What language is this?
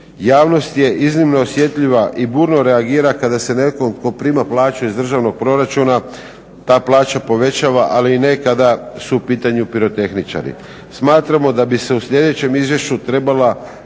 Croatian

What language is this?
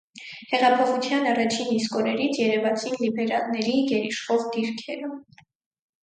Armenian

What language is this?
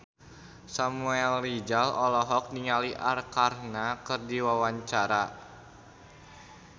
Sundanese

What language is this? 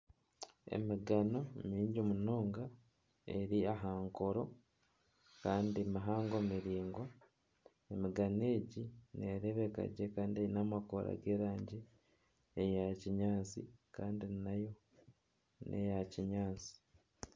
Nyankole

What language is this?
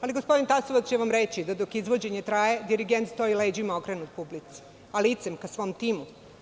Serbian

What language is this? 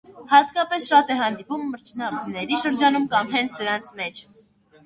Armenian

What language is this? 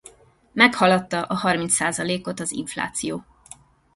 Hungarian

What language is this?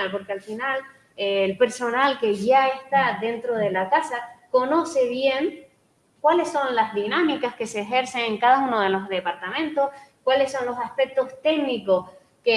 Spanish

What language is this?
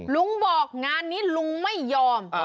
Thai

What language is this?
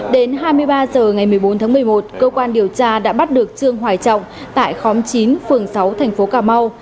Vietnamese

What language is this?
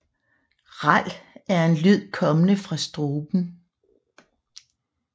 Danish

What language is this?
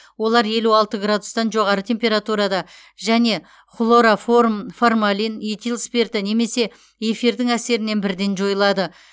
Kazakh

